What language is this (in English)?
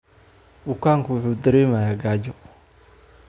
Somali